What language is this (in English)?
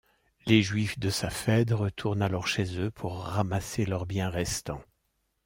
French